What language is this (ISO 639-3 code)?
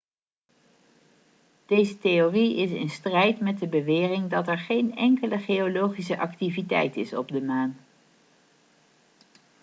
nld